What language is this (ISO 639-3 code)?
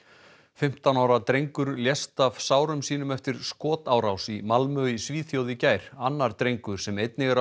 isl